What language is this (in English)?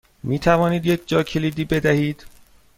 Persian